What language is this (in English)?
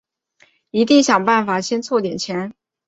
Chinese